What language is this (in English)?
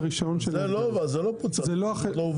Hebrew